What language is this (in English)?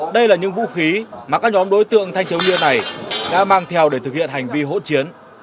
Vietnamese